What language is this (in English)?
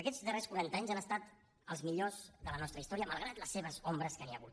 Catalan